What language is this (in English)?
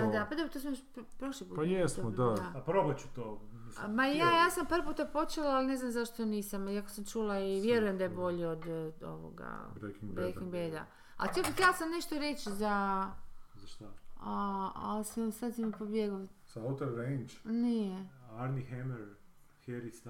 Croatian